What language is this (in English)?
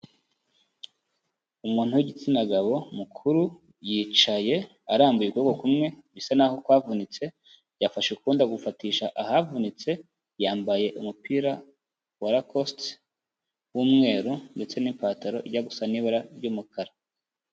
Kinyarwanda